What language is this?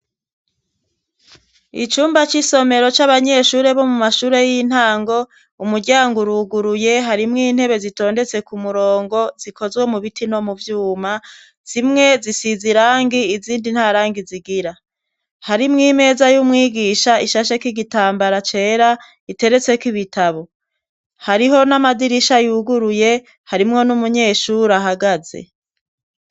Rundi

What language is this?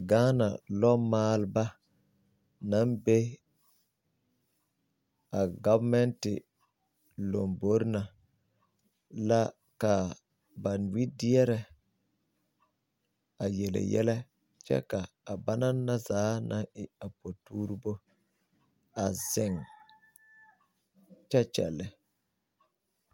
Southern Dagaare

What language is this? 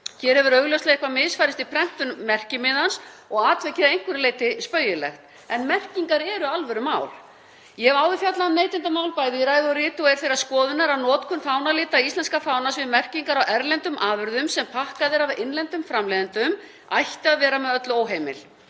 Icelandic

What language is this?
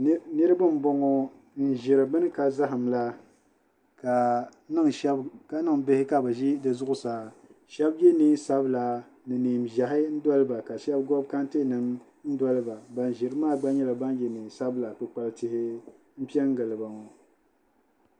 Dagbani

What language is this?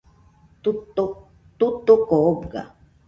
Nüpode Huitoto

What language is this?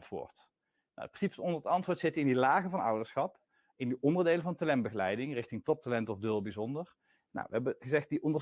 Dutch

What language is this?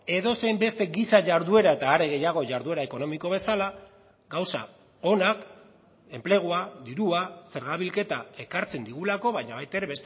Basque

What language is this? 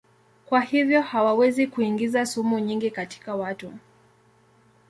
Swahili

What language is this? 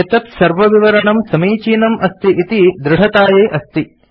Sanskrit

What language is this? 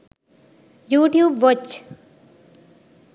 Sinhala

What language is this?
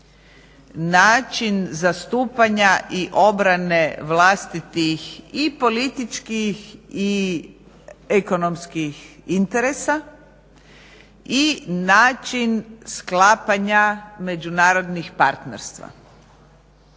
Croatian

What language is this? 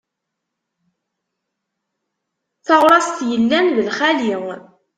Kabyle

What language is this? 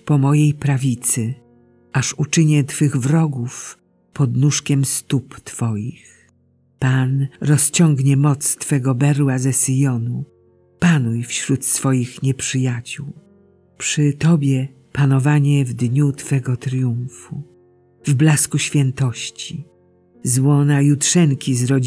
Polish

